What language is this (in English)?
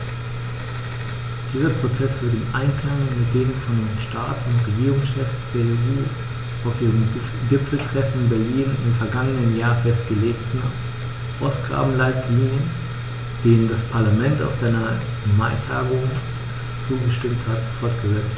German